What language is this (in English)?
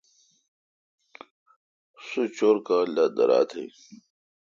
Kalkoti